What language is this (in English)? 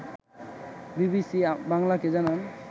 Bangla